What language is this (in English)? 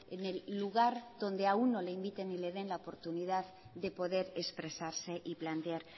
Spanish